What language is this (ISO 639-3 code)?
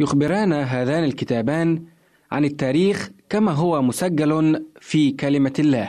ara